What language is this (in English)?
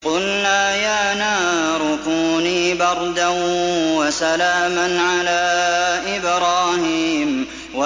Arabic